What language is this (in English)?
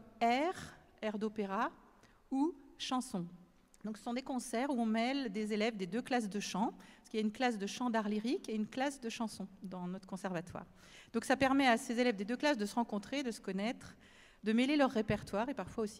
French